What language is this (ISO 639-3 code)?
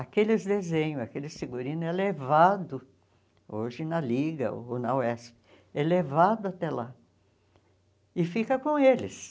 por